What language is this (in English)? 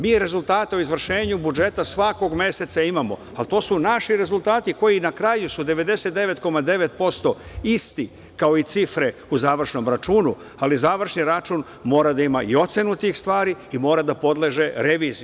Serbian